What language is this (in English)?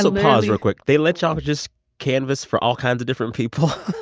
English